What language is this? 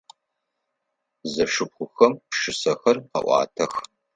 Adyghe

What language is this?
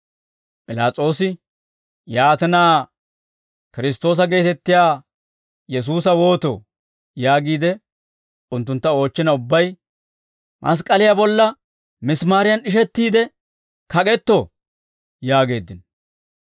Dawro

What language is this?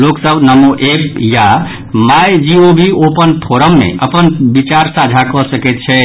Maithili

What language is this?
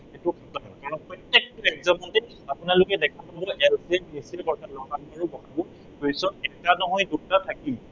Assamese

